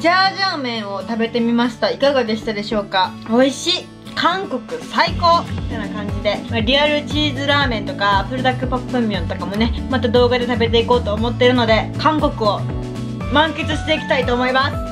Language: Japanese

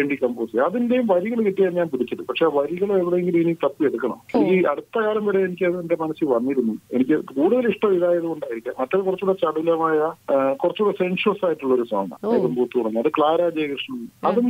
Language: Arabic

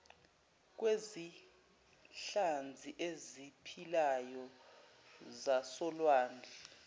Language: Zulu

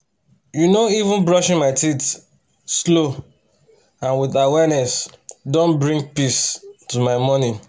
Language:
Nigerian Pidgin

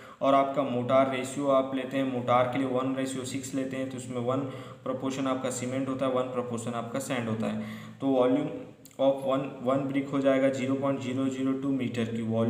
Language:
Hindi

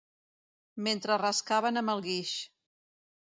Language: Catalan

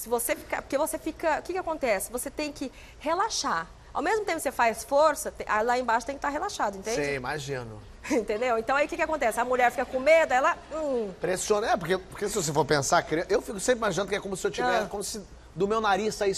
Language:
Portuguese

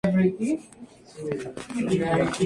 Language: Spanish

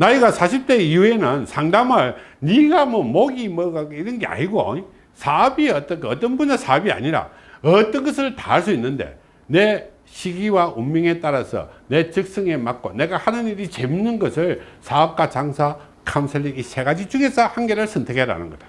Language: Korean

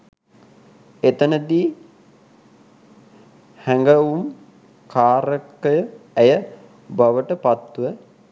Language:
Sinhala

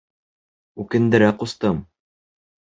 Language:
Bashkir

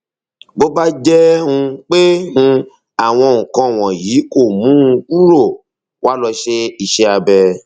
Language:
Yoruba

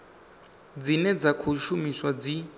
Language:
Venda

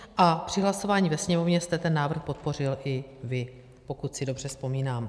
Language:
Czech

